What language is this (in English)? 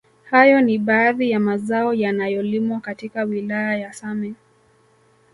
Swahili